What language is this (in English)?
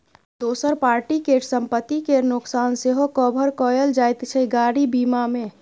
Maithili